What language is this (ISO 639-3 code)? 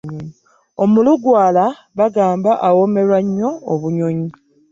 lug